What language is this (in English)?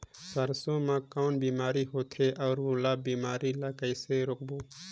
Chhattisgarhi